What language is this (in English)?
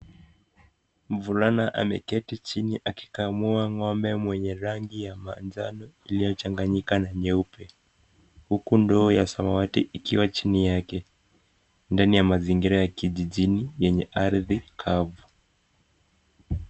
Swahili